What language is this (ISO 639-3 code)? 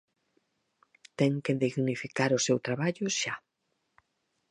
glg